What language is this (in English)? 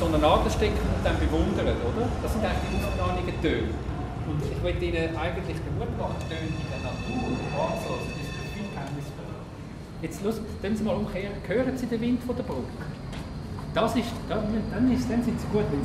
German